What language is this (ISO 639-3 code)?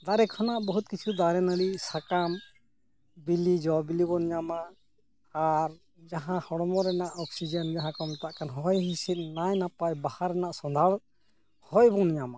sat